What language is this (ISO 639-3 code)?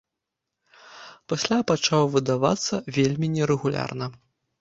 bel